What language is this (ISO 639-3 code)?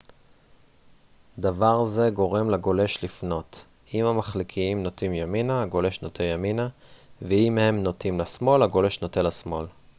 heb